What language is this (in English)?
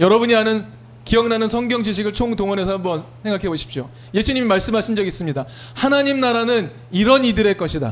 Korean